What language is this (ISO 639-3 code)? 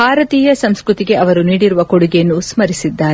kan